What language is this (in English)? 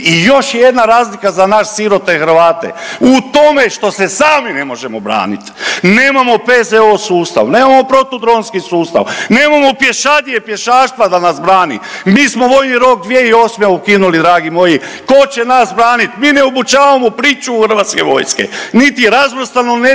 Croatian